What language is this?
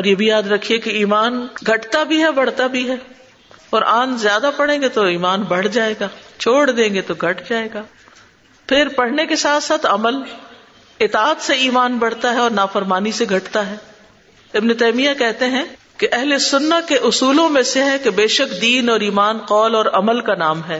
Urdu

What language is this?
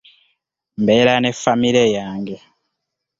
Ganda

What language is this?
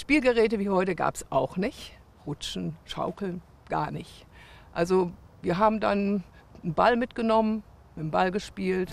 German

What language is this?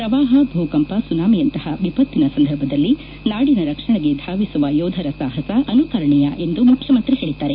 Kannada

